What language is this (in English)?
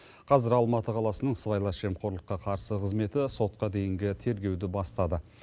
Kazakh